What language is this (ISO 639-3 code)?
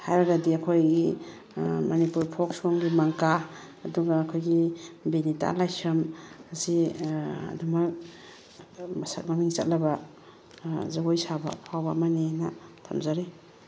mni